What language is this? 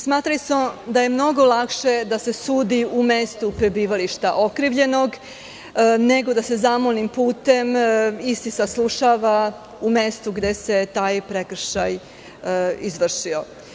Serbian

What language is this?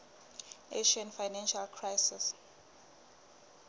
Southern Sotho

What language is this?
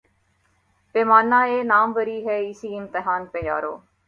Urdu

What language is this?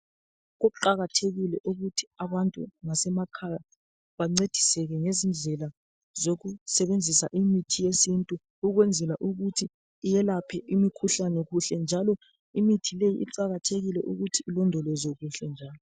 North Ndebele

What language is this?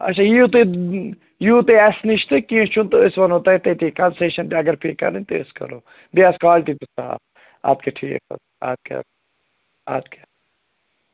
Kashmiri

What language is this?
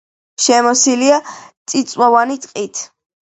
Georgian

